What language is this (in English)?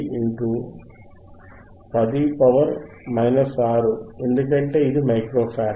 Telugu